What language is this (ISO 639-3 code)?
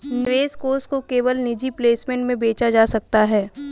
hin